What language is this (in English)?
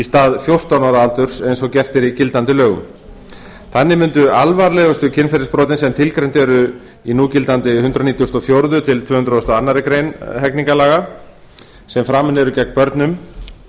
Icelandic